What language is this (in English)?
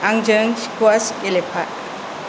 Bodo